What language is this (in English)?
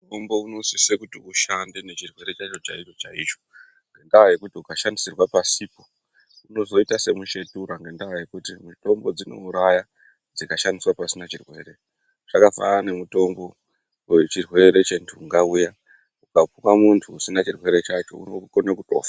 Ndau